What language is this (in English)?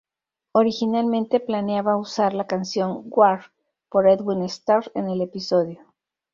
Spanish